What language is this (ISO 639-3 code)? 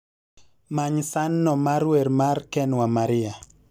luo